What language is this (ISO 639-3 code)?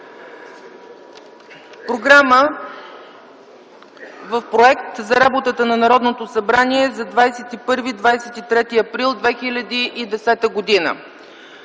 bul